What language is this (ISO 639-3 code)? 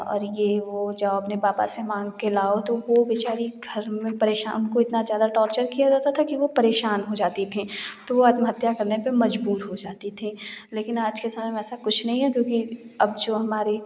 hin